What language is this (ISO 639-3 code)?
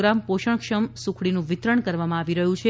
guj